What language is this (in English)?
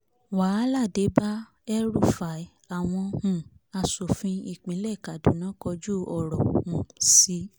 Yoruba